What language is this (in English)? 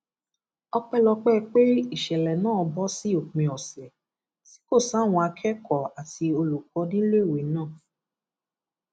Yoruba